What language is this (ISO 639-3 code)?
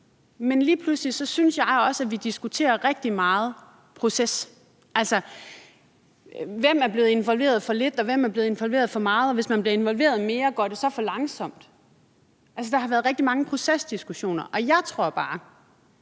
dan